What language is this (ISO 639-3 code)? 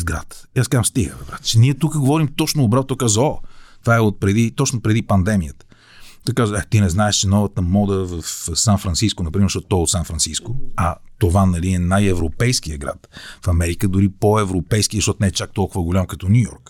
bul